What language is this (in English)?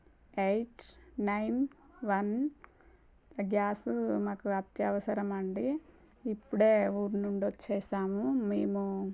Telugu